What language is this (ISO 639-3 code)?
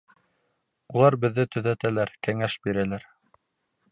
bak